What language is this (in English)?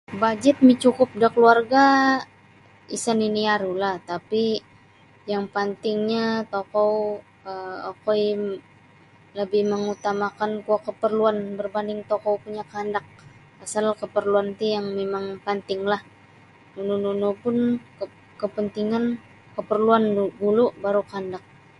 Sabah Bisaya